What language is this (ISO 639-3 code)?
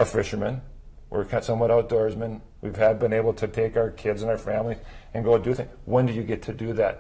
eng